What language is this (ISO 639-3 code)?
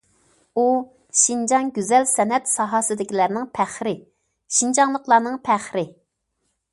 uig